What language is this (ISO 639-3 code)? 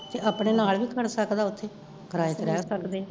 pan